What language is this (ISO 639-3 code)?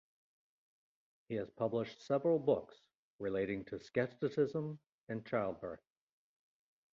eng